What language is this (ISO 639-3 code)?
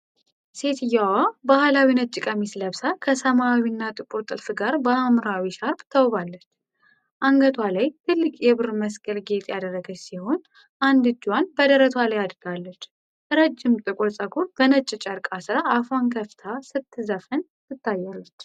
amh